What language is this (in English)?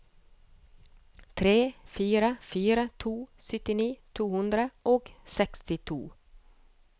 Norwegian